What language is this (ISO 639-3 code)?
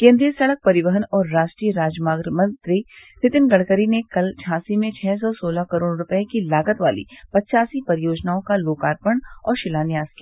hin